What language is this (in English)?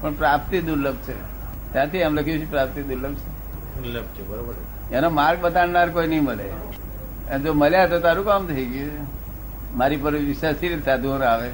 Gujarati